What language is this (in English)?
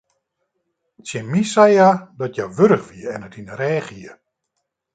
Western Frisian